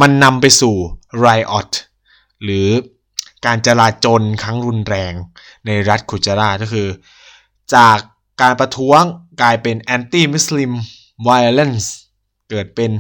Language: Thai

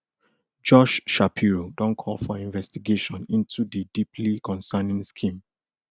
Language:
Nigerian Pidgin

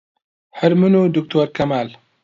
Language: Central Kurdish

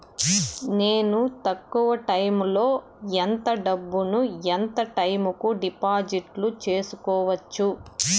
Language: Telugu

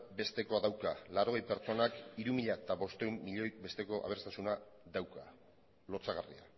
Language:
Basque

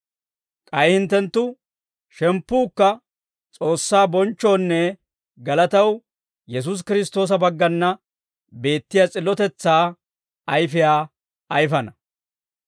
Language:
Dawro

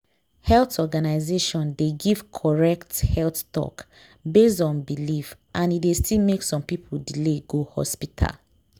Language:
Nigerian Pidgin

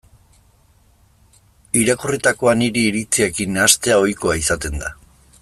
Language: Basque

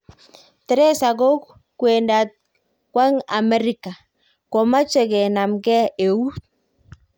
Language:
Kalenjin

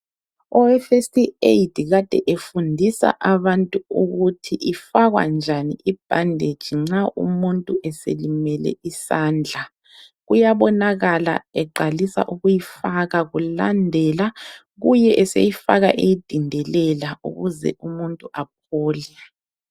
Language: North Ndebele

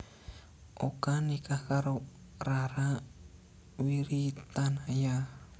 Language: Javanese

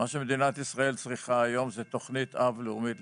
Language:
Hebrew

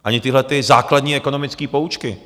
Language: Czech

